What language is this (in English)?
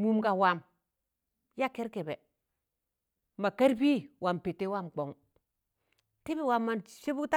Tangale